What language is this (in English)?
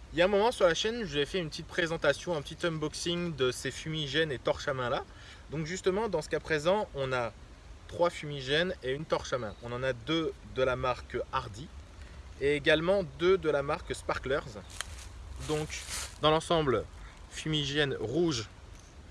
French